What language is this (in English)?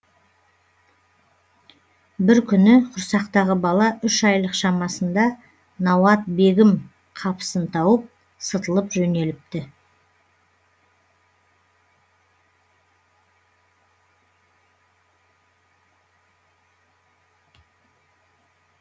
Kazakh